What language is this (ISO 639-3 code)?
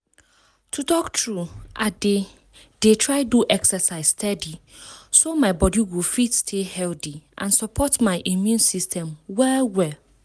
pcm